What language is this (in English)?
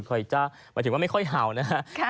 Thai